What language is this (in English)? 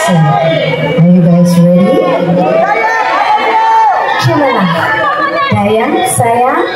Indonesian